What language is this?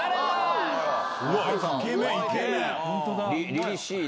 Japanese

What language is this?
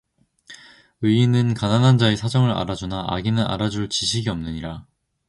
Korean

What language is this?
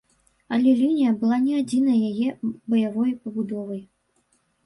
Belarusian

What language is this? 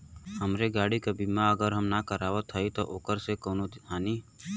Bhojpuri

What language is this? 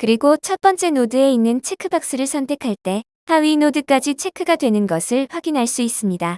Korean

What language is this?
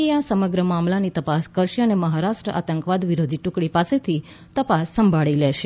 Gujarati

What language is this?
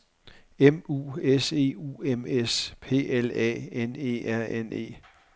Danish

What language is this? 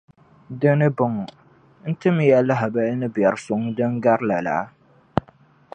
Dagbani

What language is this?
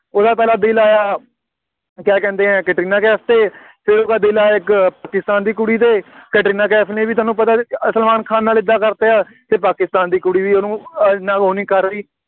Punjabi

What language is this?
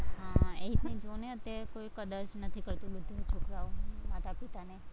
Gujarati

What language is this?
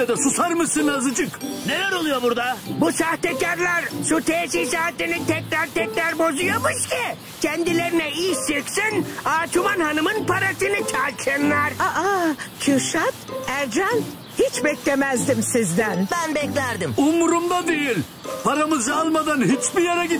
Turkish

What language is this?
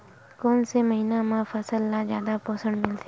Chhattisgarhi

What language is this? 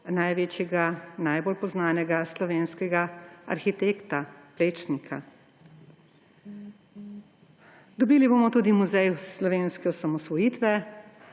Slovenian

